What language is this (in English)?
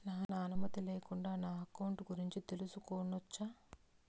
Telugu